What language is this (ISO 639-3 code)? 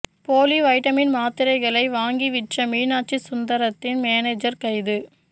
tam